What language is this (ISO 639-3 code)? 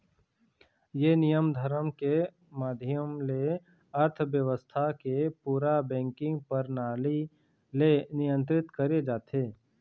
hne